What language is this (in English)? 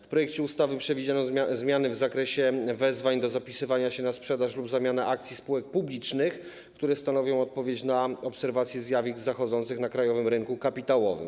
Polish